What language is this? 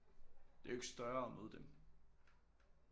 Danish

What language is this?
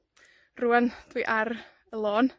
Welsh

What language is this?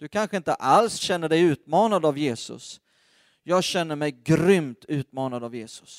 Swedish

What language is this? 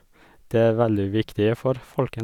Norwegian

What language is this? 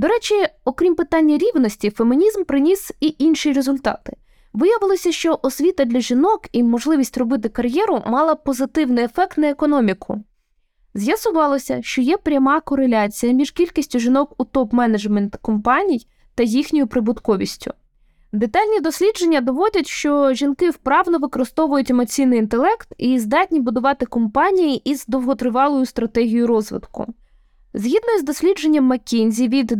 Ukrainian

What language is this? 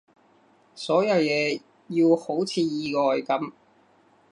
Cantonese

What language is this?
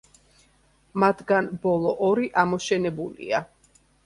Georgian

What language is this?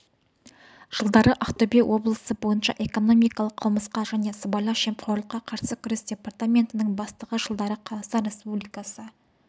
Kazakh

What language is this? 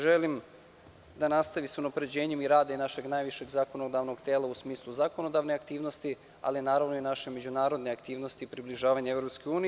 Serbian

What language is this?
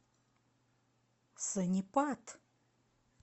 Russian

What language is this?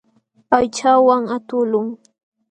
Jauja Wanca Quechua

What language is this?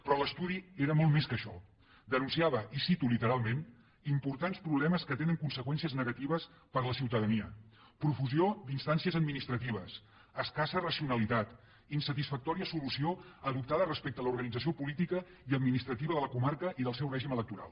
Catalan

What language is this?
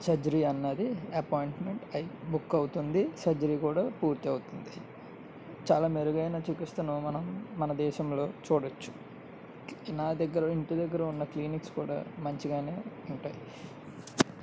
Telugu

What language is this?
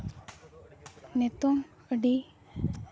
Santali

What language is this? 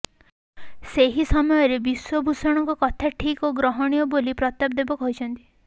Odia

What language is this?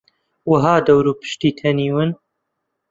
Central Kurdish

